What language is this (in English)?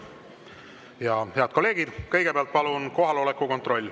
Estonian